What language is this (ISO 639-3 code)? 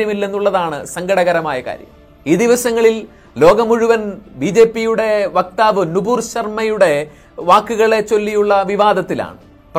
mal